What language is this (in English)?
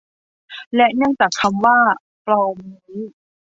Thai